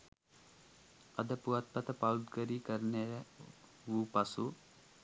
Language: Sinhala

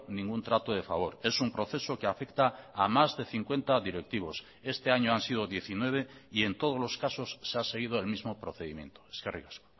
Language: Spanish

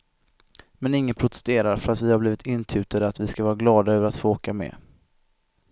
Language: Swedish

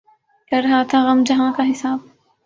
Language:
Urdu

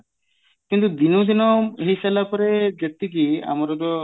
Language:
Odia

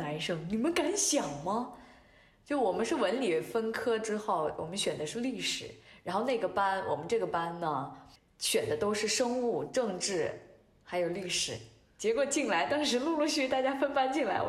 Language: Chinese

